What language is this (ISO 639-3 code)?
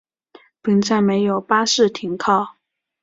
zho